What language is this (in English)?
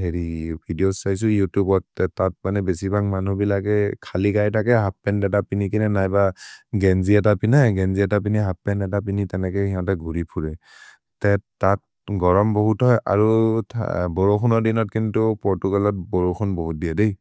Maria (India)